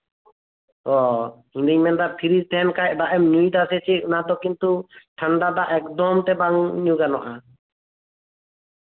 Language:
Santali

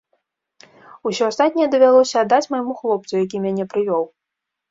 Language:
Belarusian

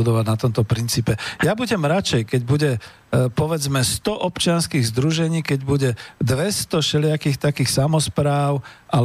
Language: Slovak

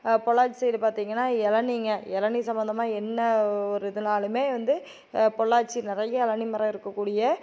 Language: Tamil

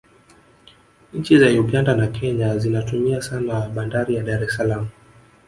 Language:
Swahili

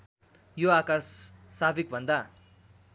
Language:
Nepali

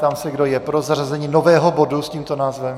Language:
Czech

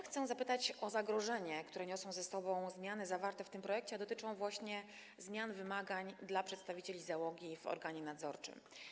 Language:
Polish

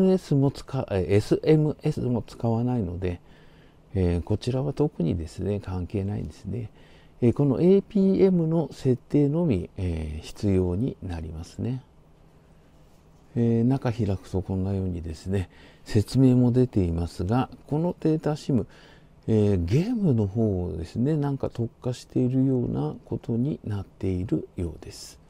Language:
Japanese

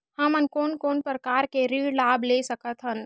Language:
Chhattisgarhi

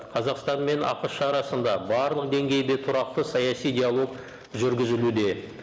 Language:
Kazakh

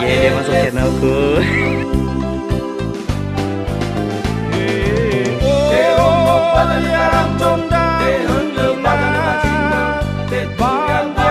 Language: Indonesian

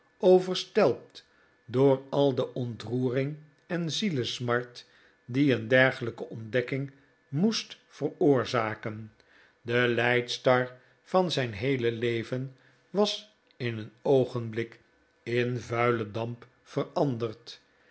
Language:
Dutch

